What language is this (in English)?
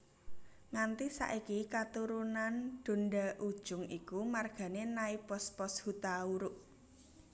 Javanese